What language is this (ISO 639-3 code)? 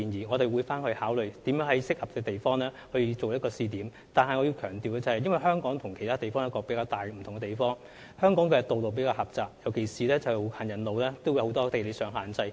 yue